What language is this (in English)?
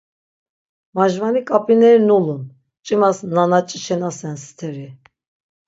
Laz